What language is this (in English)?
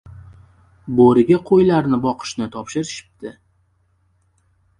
Uzbek